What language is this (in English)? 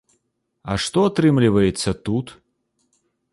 Belarusian